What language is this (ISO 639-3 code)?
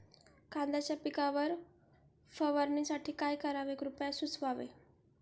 mar